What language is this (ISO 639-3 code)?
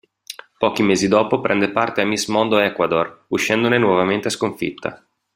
ita